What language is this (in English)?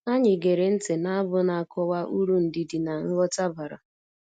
Igbo